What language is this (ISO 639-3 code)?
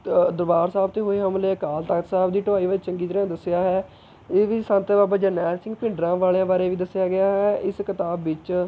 pan